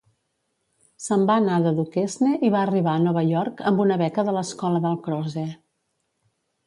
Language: Catalan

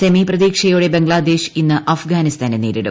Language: Malayalam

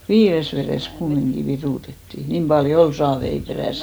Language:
Finnish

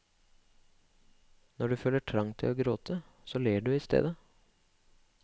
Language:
Norwegian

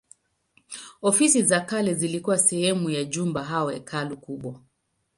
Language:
Swahili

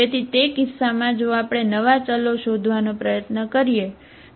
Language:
Gujarati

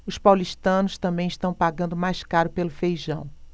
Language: Portuguese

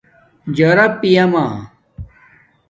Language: Domaaki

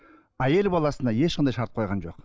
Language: Kazakh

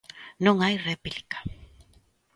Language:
Galician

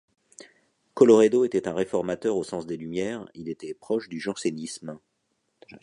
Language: French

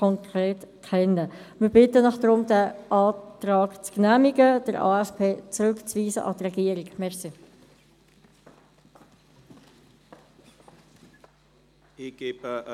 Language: Swiss German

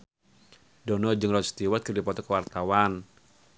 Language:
Sundanese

